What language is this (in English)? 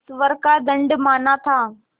Hindi